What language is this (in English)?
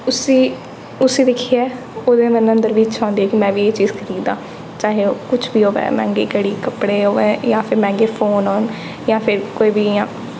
Dogri